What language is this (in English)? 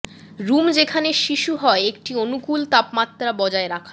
Bangla